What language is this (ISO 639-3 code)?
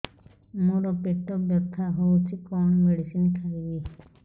ori